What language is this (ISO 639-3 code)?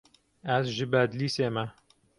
kur